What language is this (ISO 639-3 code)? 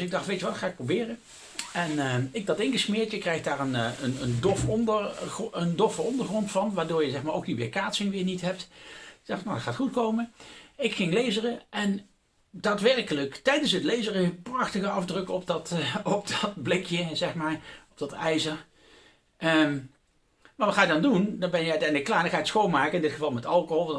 nld